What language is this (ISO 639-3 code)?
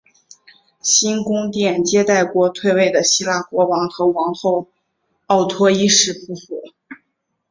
zho